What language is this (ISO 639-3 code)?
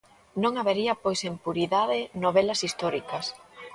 glg